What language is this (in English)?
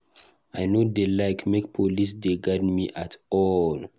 Nigerian Pidgin